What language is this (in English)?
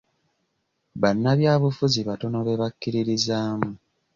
Ganda